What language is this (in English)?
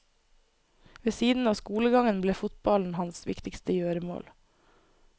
Norwegian